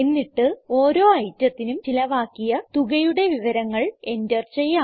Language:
Malayalam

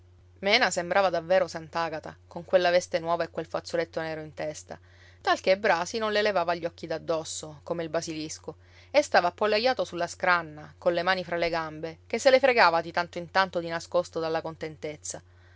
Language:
Italian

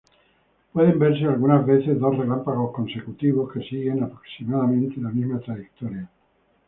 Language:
Spanish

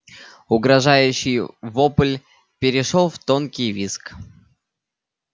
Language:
Russian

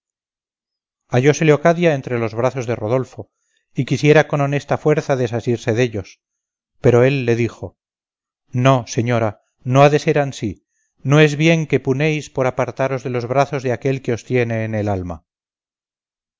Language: Spanish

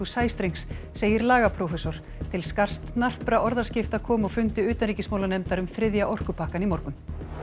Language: Icelandic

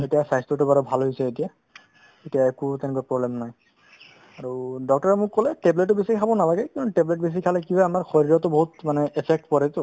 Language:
Assamese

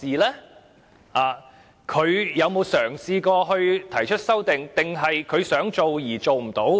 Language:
Cantonese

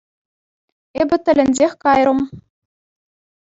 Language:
Chuvash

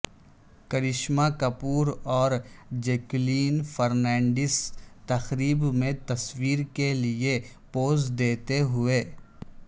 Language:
Urdu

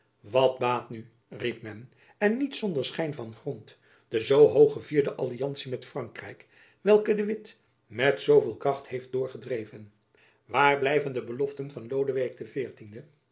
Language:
Dutch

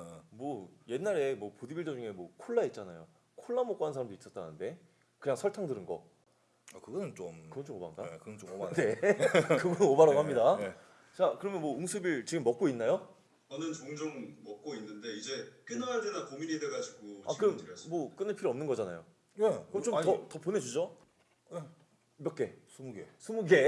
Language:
Korean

